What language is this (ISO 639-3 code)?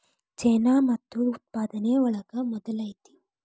kan